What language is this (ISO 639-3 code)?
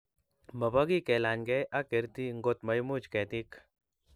kln